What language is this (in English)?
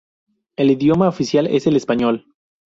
Spanish